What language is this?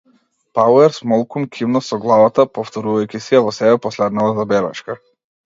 Macedonian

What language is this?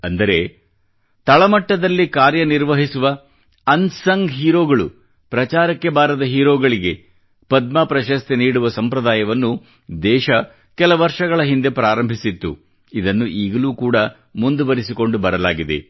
Kannada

